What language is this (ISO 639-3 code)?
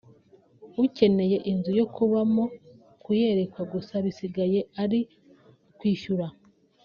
kin